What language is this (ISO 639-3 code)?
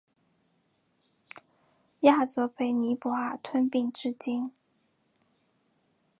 zho